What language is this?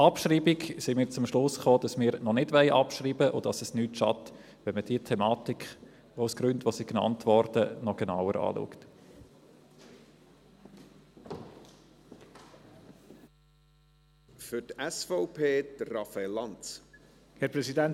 Swiss German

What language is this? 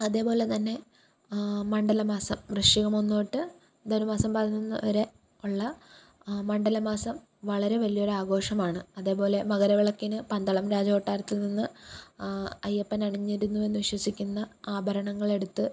Malayalam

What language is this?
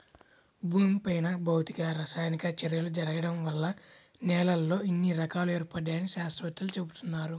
Telugu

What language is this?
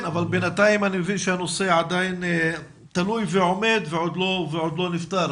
Hebrew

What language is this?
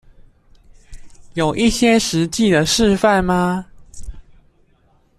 Chinese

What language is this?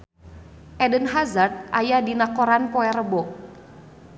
Sundanese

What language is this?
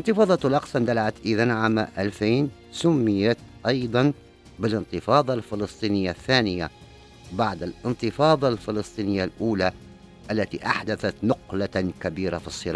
Arabic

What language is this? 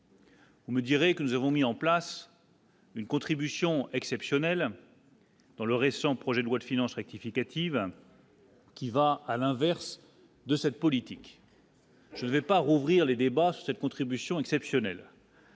French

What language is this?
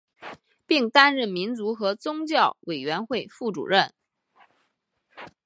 Chinese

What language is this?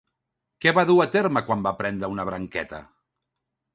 Catalan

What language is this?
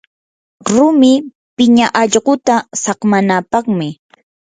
Yanahuanca Pasco Quechua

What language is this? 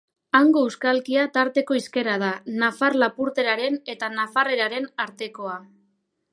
Basque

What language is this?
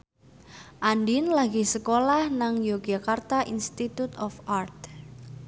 Javanese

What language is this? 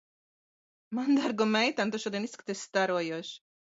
Latvian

